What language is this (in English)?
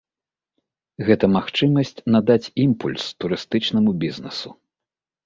Belarusian